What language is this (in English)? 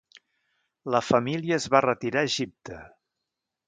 Catalan